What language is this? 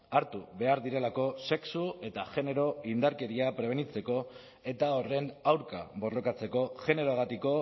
Basque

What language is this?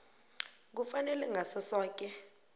South Ndebele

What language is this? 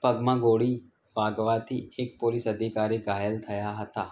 Gujarati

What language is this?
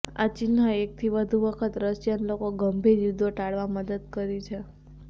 Gujarati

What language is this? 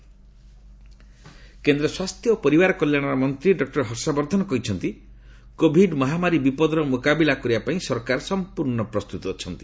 Odia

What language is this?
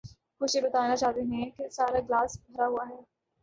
Urdu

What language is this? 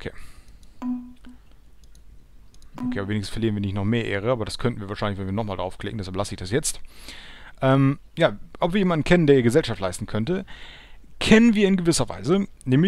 German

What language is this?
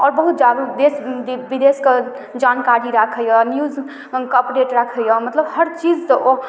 Maithili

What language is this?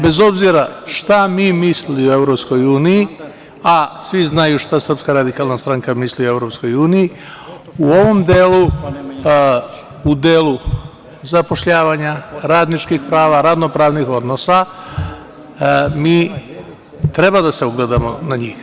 Serbian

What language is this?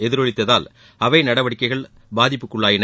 Tamil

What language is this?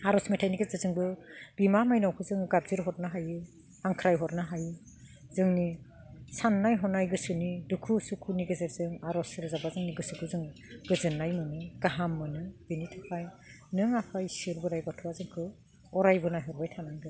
Bodo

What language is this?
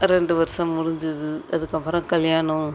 Tamil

